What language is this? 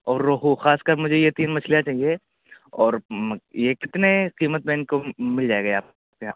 Urdu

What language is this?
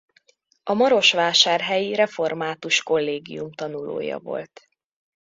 Hungarian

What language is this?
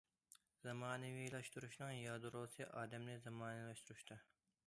Uyghur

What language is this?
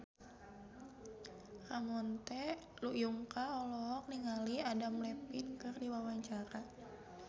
Sundanese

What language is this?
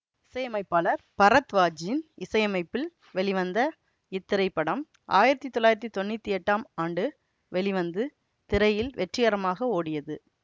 Tamil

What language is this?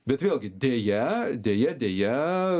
Lithuanian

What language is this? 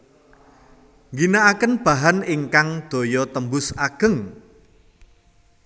Javanese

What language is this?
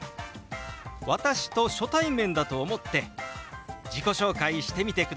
Japanese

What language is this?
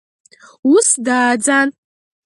Abkhazian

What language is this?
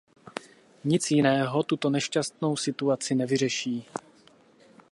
Czech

